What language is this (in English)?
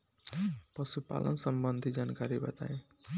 Bhojpuri